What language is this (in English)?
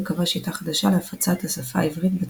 Hebrew